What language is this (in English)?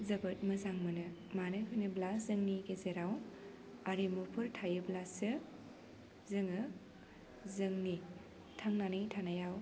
Bodo